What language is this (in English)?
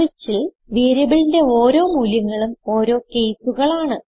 Malayalam